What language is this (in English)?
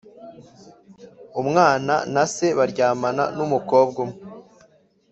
Kinyarwanda